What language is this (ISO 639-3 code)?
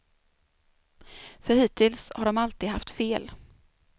swe